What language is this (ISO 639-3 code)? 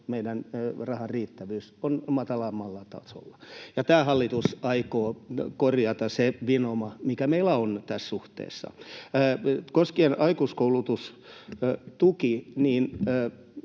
fin